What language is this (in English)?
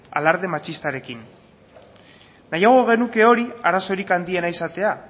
Basque